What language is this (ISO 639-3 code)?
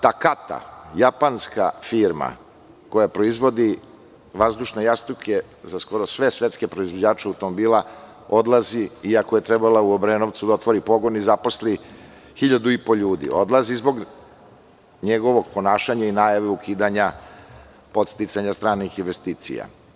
srp